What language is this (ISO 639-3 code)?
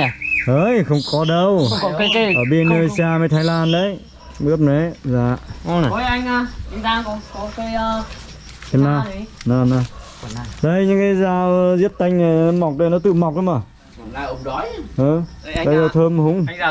vie